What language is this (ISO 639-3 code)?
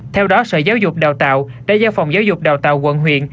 vie